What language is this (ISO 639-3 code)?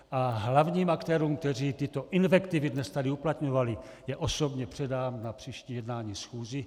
ces